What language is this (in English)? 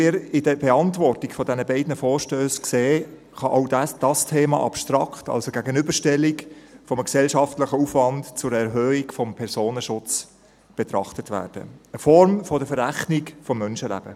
Swiss German